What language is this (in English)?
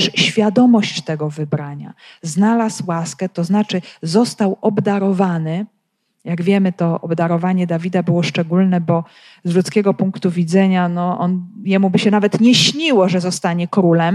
Polish